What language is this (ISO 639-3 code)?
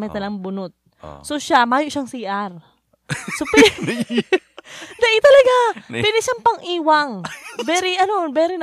fil